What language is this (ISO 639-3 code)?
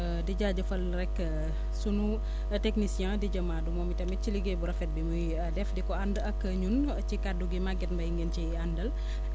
wol